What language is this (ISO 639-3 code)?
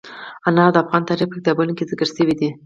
pus